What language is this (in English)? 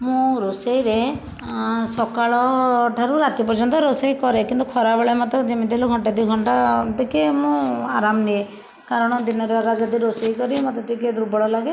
Odia